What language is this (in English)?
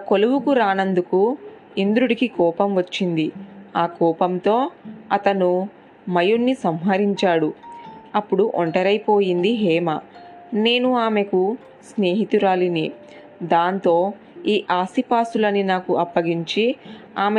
Telugu